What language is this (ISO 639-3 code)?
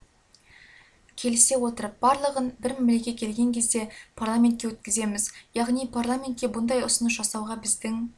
kaz